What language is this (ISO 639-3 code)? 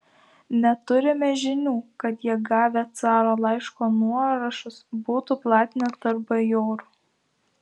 lit